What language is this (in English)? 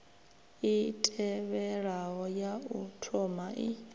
Venda